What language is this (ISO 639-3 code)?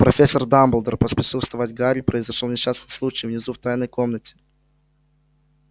rus